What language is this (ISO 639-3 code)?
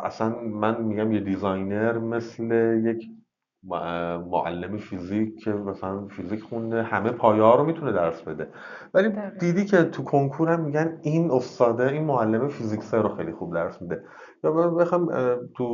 fas